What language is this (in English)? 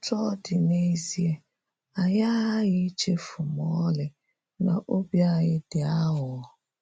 Igbo